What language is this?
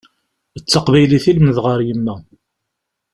Kabyle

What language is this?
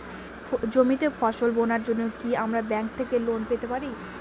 Bangla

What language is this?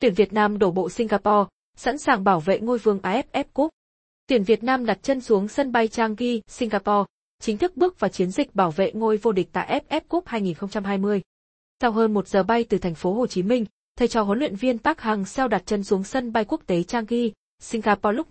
Vietnamese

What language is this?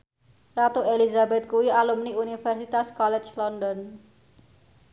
Javanese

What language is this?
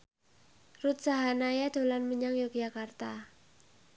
Javanese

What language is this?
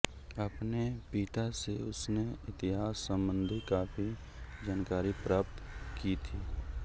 Hindi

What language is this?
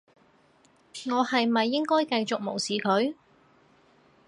Cantonese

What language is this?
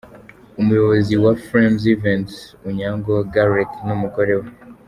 Kinyarwanda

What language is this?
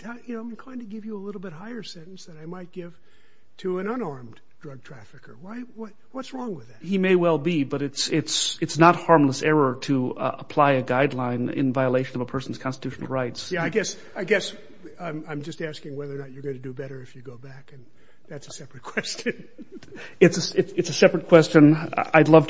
English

